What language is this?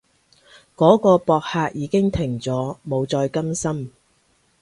Cantonese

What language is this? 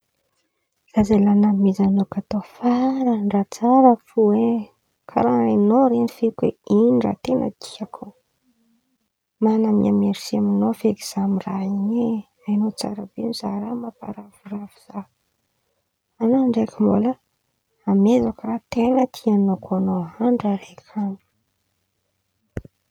Antankarana Malagasy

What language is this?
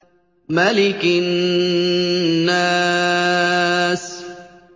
Arabic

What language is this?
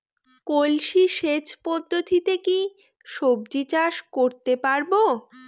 Bangla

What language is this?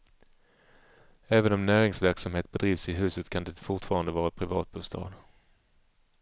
Swedish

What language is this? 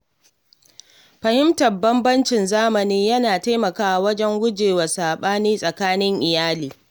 Hausa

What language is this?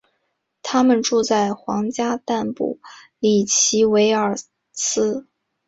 Chinese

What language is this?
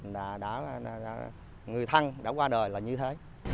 Vietnamese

